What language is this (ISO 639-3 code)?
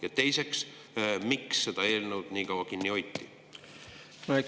est